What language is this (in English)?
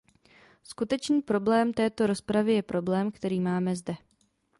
Czech